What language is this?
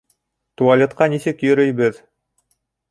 Bashkir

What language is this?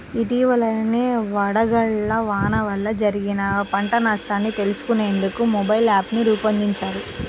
Telugu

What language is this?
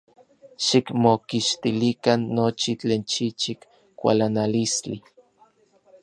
Orizaba Nahuatl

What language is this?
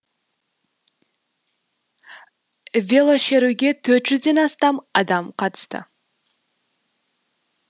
Kazakh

